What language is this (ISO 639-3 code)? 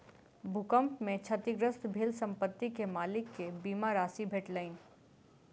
mai